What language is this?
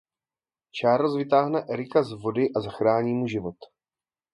Czech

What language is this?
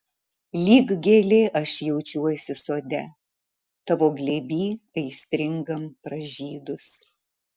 Lithuanian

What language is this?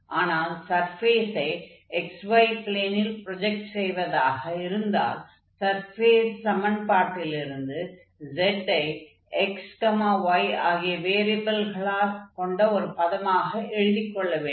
Tamil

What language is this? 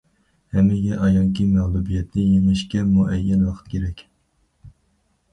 Uyghur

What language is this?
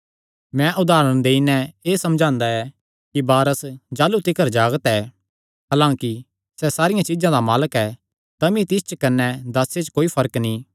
Kangri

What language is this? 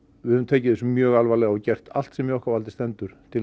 Icelandic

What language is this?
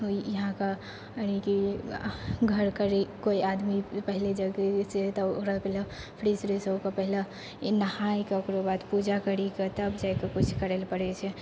Maithili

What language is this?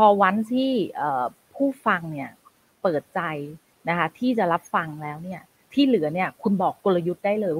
Thai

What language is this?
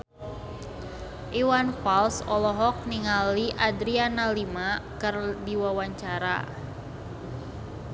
Sundanese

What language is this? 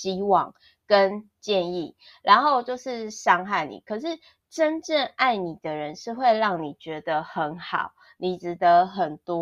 Chinese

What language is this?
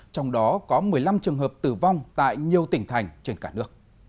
Vietnamese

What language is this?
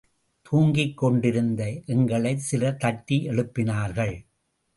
Tamil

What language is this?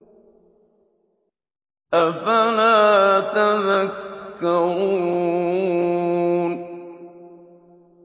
Arabic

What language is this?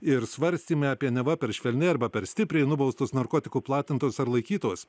Lithuanian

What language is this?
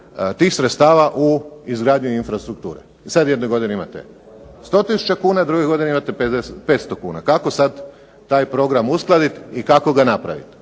Croatian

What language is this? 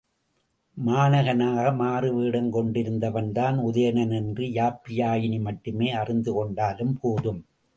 Tamil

